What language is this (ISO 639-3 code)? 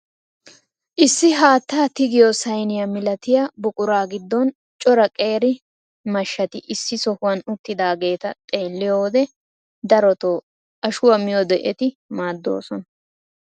wal